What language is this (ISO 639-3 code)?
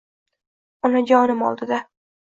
uzb